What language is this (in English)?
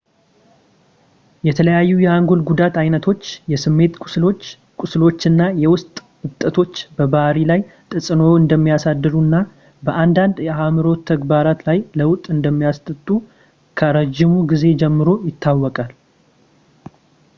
Amharic